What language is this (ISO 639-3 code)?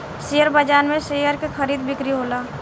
bho